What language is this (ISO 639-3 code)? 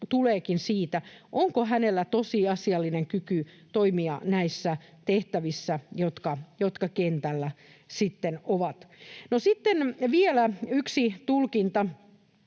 fin